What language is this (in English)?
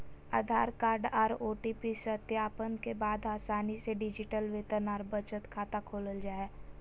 Magahi